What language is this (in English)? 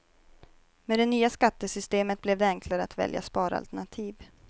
Swedish